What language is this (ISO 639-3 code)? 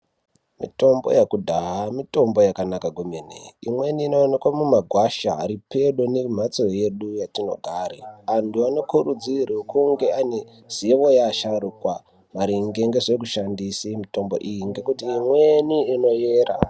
ndc